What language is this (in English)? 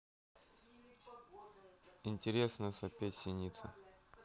Russian